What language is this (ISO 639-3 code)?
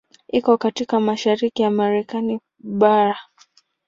swa